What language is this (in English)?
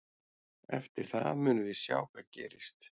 Icelandic